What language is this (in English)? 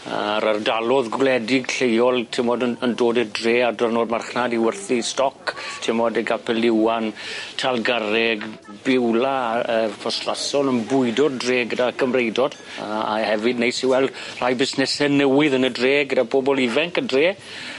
Welsh